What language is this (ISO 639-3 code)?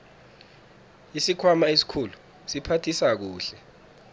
nbl